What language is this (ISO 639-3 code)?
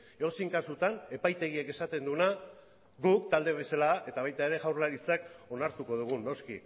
eus